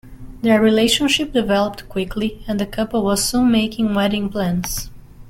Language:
English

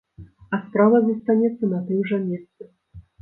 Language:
Belarusian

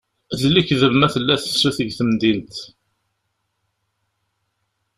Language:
Kabyle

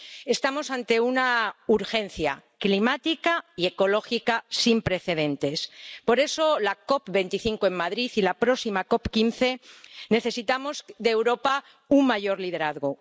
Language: Spanish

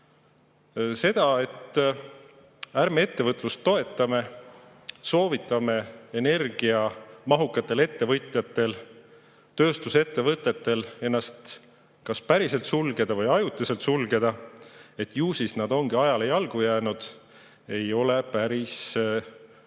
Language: Estonian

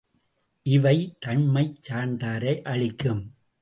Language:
Tamil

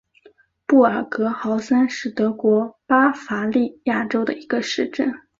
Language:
Chinese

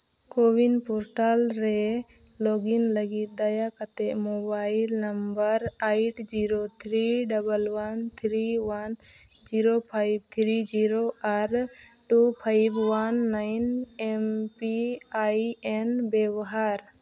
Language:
Santali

